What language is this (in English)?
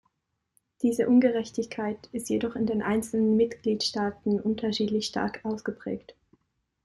German